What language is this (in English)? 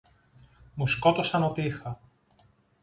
Greek